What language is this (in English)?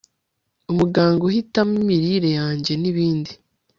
Kinyarwanda